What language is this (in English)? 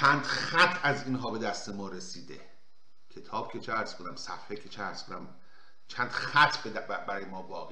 Persian